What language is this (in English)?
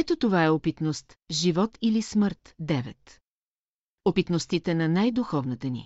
Bulgarian